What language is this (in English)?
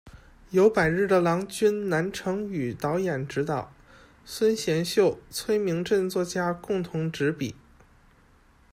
Chinese